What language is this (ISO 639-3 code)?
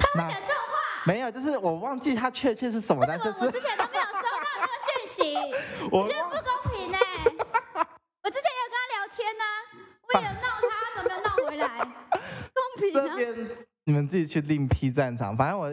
zho